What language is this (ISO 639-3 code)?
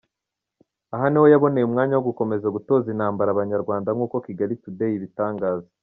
kin